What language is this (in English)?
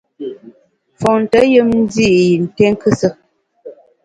Bamun